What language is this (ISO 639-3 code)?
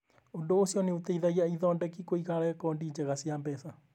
kik